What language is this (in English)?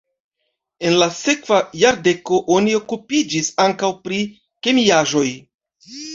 Esperanto